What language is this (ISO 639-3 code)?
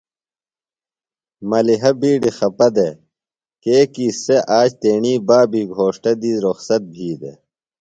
phl